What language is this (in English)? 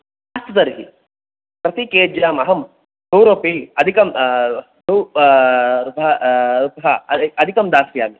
Sanskrit